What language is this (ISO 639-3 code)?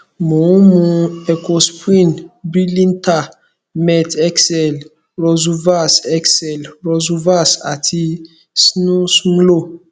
yor